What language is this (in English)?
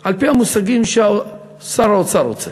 Hebrew